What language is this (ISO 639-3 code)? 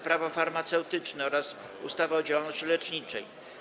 pol